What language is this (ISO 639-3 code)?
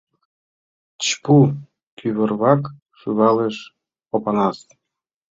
chm